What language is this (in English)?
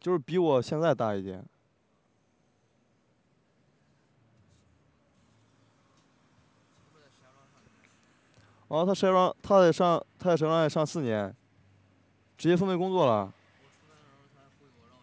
Chinese